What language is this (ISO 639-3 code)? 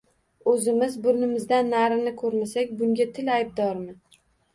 uzb